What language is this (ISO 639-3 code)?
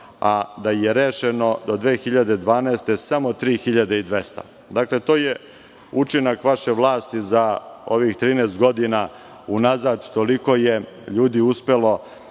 srp